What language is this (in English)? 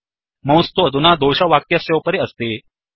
Sanskrit